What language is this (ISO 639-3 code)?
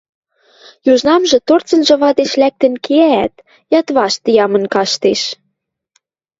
mrj